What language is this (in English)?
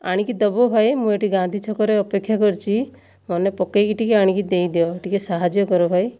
Odia